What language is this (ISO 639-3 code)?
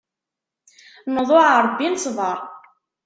kab